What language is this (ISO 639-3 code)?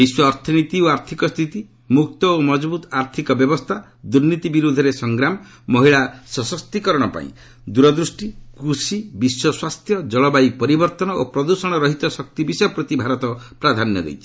ori